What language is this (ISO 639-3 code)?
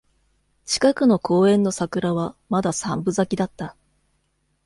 jpn